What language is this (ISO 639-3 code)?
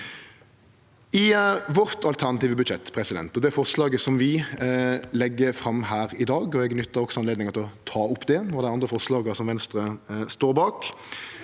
nor